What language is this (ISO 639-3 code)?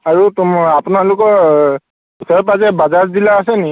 asm